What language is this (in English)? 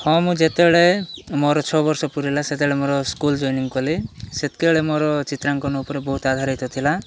Odia